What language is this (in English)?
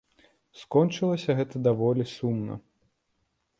Belarusian